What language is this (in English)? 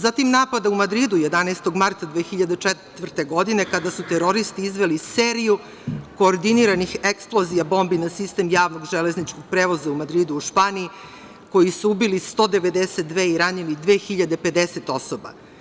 Serbian